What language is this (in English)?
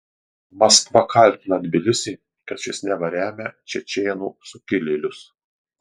Lithuanian